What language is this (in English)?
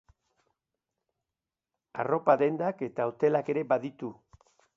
Basque